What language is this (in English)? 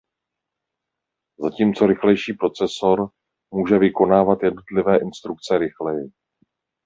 Czech